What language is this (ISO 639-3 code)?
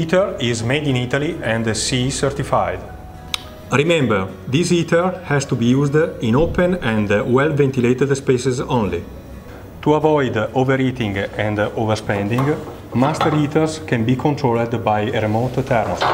nld